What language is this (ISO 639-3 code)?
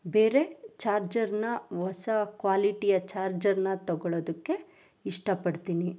kan